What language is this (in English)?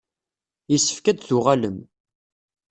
Kabyle